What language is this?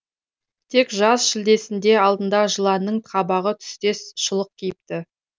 Kazakh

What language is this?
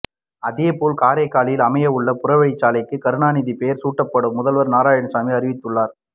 Tamil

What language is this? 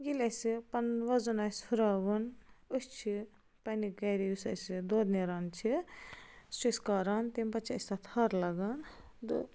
Kashmiri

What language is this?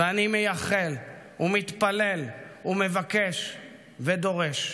Hebrew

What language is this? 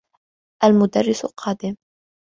Arabic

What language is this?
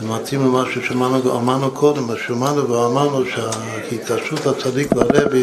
Hebrew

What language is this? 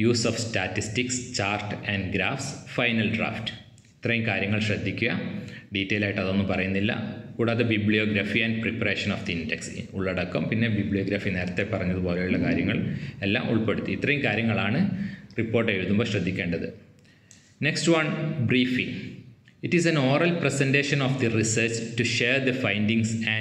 Malayalam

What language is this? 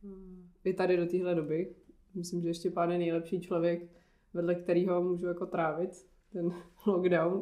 Czech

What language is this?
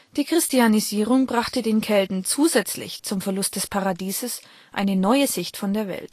German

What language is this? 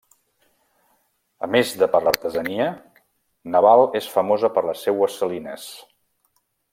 Catalan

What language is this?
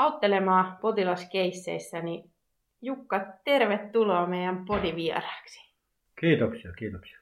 Finnish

